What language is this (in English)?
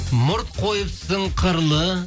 Kazakh